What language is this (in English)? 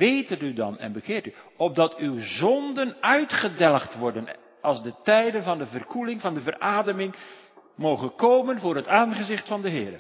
Dutch